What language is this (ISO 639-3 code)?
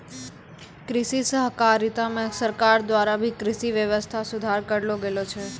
mai